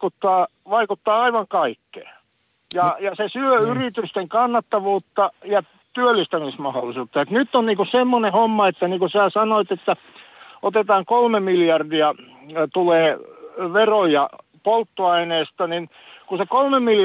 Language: Finnish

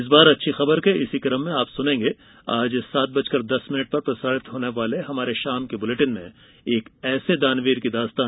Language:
Hindi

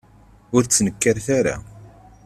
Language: Kabyle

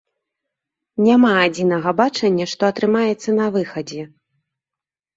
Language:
Belarusian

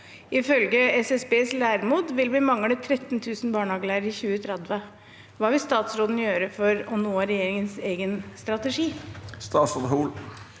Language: Norwegian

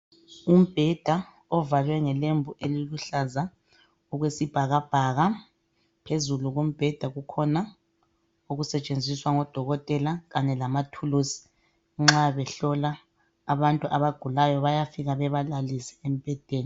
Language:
North Ndebele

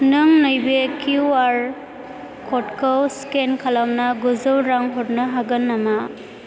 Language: Bodo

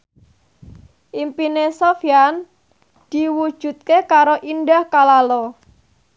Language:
Javanese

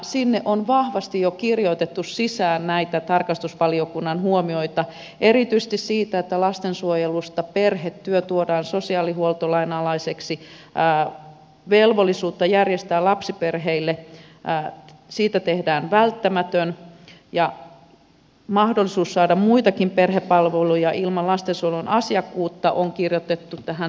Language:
Finnish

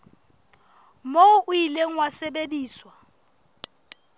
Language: Southern Sotho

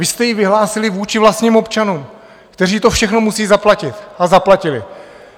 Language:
Czech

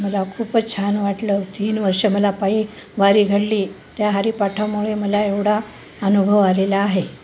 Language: Marathi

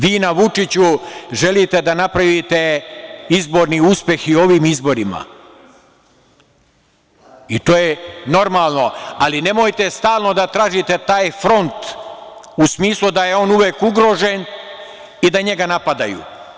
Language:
Serbian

